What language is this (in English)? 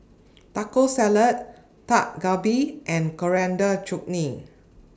English